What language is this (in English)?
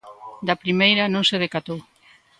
Galician